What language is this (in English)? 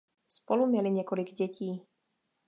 Czech